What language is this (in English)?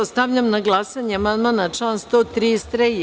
Serbian